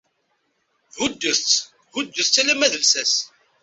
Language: Kabyle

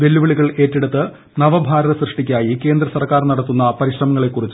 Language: Malayalam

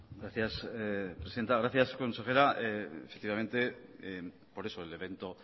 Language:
Spanish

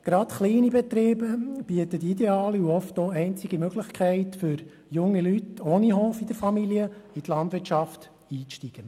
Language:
Swiss German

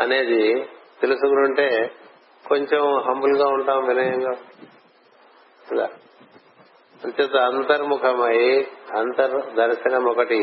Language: Telugu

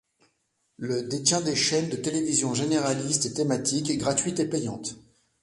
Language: French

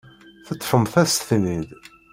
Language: Kabyle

